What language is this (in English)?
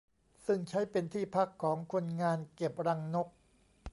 Thai